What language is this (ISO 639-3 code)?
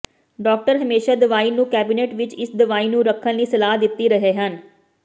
pan